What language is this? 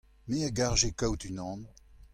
Breton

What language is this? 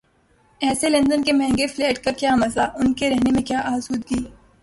Urdu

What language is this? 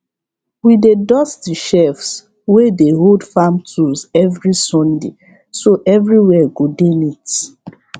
Nigerian Pidgin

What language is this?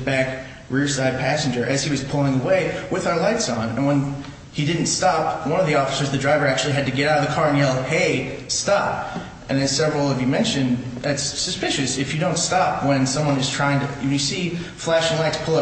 English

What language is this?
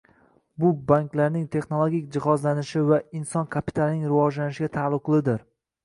Uzbek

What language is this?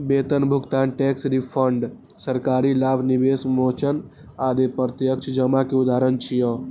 Maithili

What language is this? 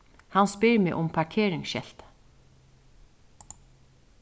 Faroese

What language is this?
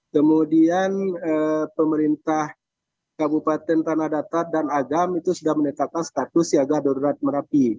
Indonesian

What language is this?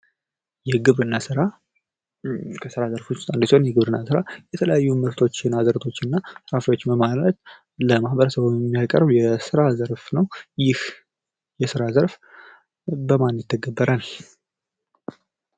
Amharic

